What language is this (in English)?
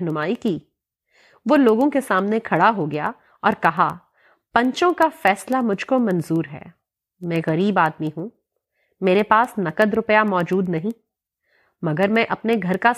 Urdu